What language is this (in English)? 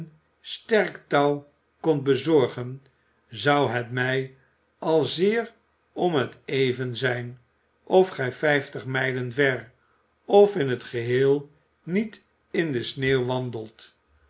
Dutch